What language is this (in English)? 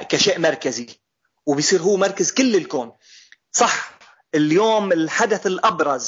Arabic